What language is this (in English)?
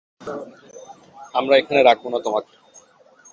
Bangla